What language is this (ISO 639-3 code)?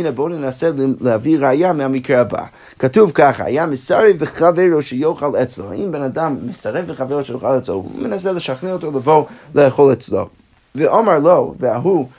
heb